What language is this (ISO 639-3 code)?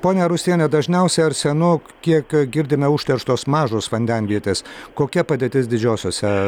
lit